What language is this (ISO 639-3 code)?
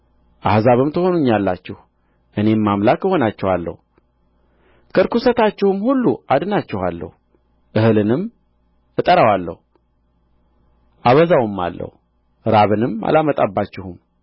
amh